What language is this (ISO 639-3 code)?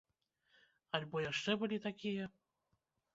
bel